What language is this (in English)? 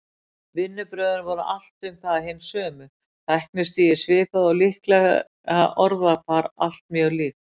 Icelandic